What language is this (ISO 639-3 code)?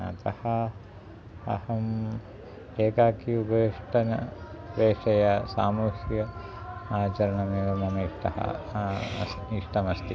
san